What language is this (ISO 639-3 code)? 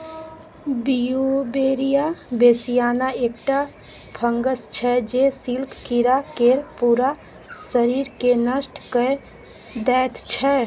mai